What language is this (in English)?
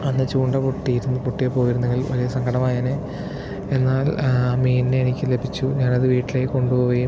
Malayalam